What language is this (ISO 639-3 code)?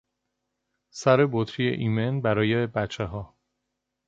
fas